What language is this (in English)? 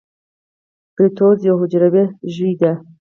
Pashto